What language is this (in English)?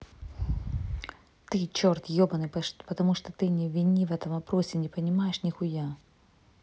Russian